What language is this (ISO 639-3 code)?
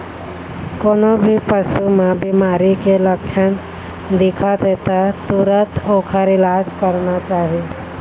hne